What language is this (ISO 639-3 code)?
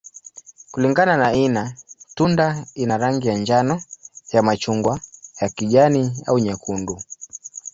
swa